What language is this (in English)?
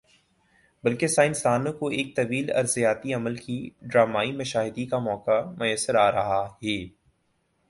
Urdu